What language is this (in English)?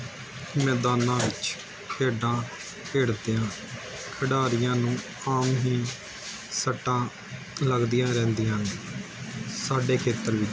Punjabi